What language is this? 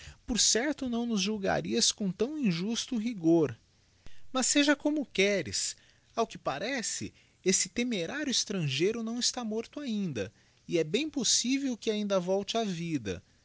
Portuguese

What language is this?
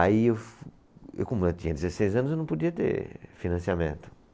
Portuguese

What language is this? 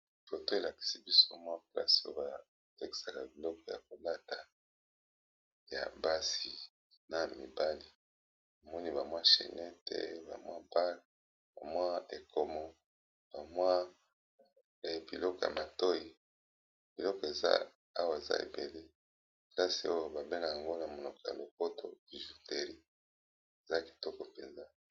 Lingala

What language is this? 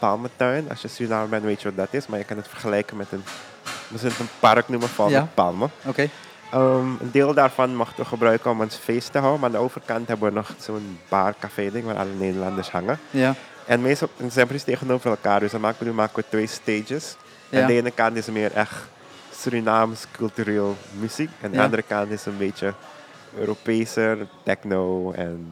Dutch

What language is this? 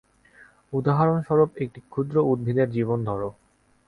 Bangla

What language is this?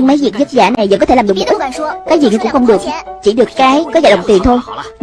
Vietnamese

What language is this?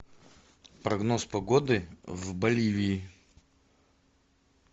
Russian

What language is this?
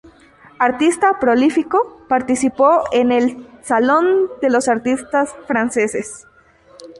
Spanish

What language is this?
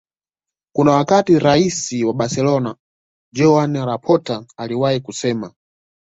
Swahili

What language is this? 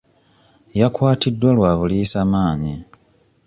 Ganda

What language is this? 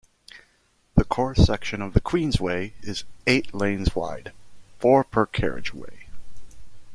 English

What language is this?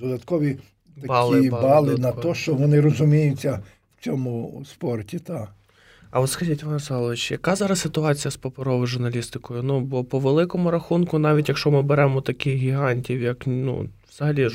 Ukrainian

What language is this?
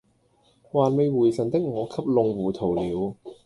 Cantonese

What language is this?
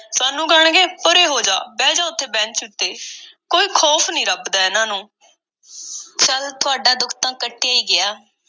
Punjabi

